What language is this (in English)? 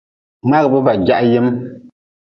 Nawdm